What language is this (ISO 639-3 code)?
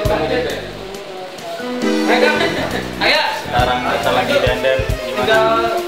ind